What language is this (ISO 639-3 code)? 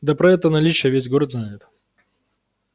rus